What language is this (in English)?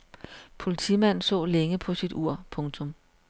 Danish